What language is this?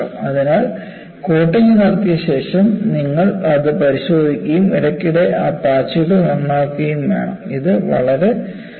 Malayalam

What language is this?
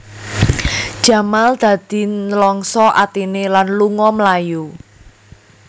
Javanese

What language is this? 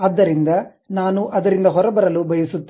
Kannada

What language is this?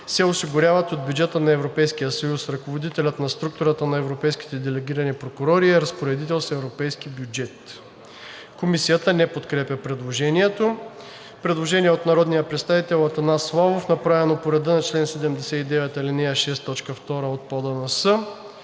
Bulgarian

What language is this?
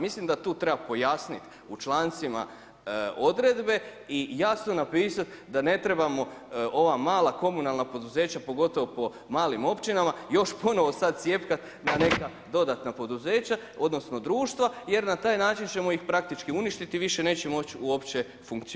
Croatian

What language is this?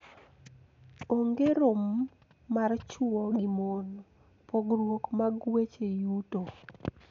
Luo (Kenya and Tanzania)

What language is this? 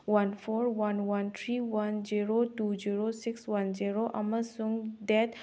Manipuri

